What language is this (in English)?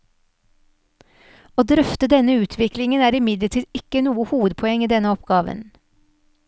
Norwegian